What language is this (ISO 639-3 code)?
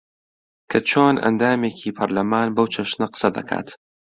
ckb